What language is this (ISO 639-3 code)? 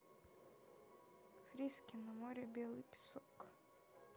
rus